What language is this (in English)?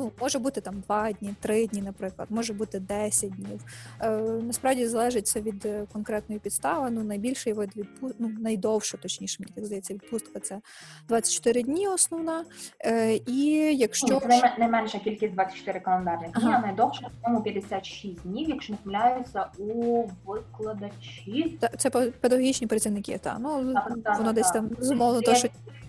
Ukrainian